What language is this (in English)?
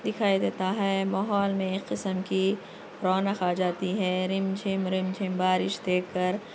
Urdu